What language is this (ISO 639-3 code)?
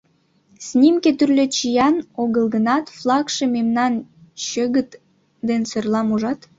chm